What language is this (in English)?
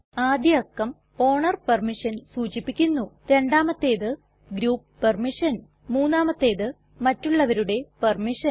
Malayalam